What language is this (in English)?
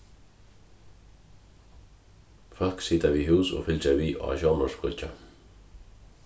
Faroese